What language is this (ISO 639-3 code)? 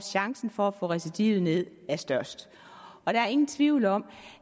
dan